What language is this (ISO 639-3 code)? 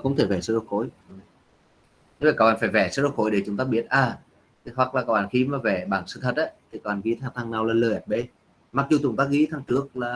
vie